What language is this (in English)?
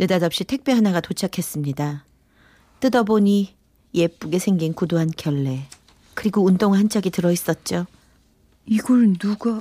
Korean